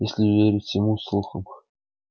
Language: Russian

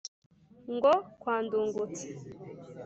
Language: Kinyarwanda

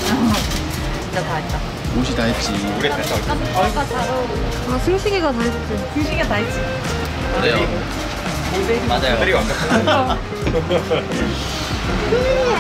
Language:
Korean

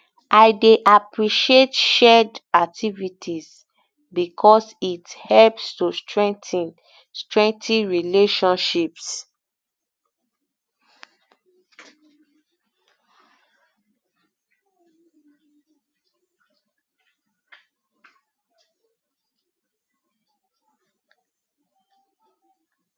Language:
Nigerian Pidgin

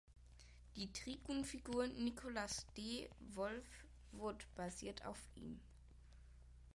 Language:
German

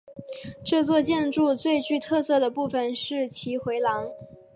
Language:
Chinese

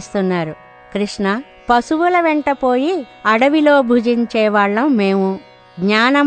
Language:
Telugu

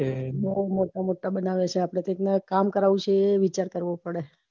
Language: Gujarati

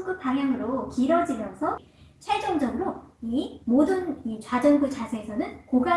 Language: Korean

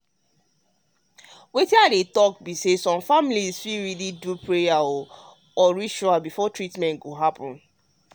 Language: Nigerian Pidgin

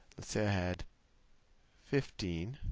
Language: English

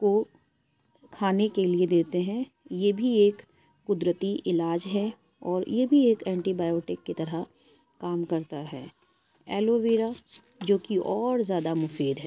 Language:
Urdu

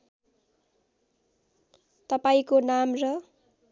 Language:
Nepali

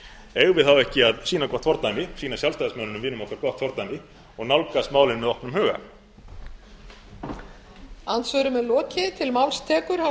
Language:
Icelandic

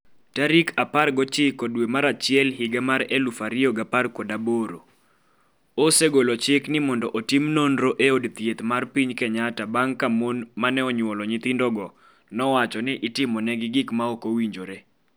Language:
Luo (Kenya and Tanzania)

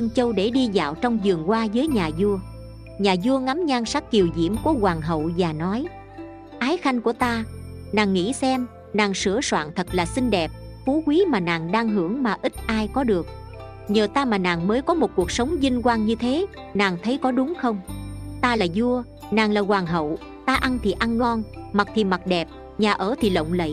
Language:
Vietnamese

